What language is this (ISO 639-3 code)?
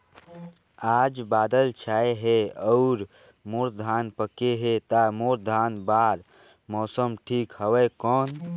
hne